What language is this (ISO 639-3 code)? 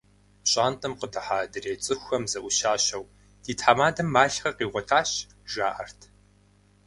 kbd